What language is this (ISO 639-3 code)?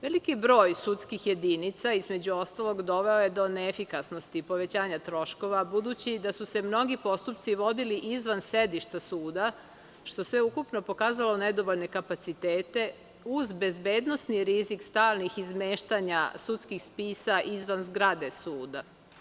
srp